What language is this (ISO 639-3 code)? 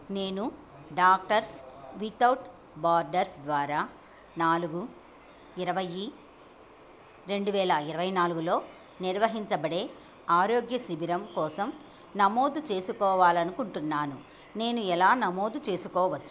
tel